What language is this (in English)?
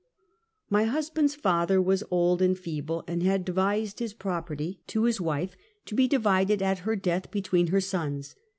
English